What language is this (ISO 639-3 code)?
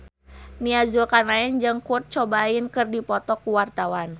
sun